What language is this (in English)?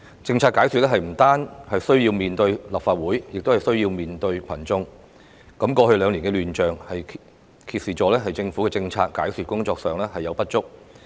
Cantonese